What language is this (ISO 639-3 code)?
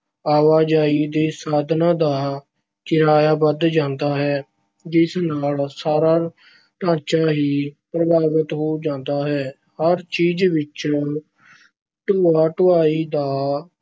pan